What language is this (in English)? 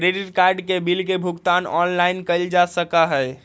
Magahi